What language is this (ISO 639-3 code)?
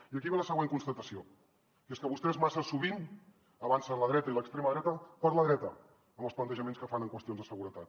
cat